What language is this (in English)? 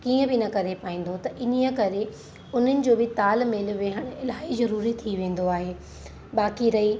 Sindhi